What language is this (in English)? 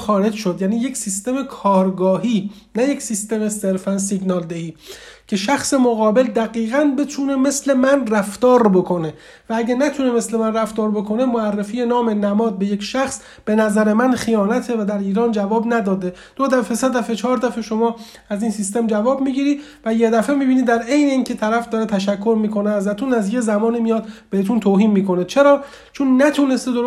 Persian